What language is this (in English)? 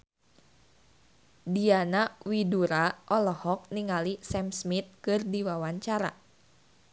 Sundanese